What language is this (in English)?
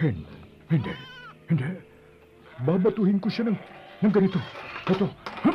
Filipino